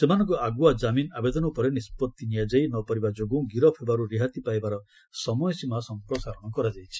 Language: Odia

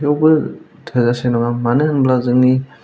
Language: Bodo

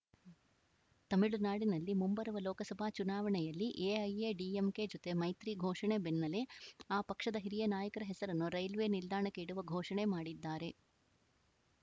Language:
Kannada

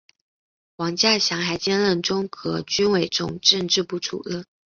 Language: Chinese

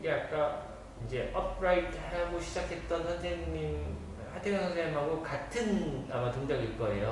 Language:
Korean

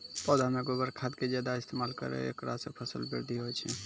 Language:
Maithili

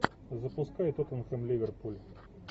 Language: Russian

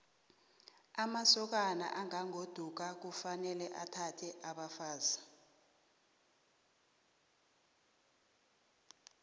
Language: South Ndebele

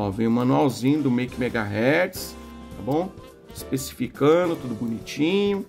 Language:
Portuguese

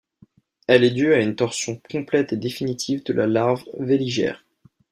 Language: French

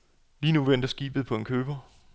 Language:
Danish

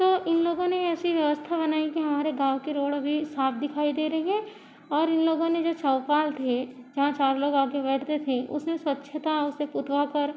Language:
Hindi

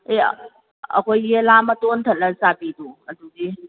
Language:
Manipuri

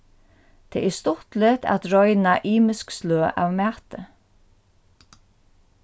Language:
Faroese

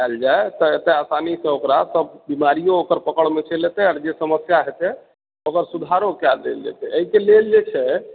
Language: Maithili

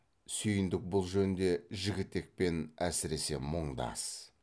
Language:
Kazakh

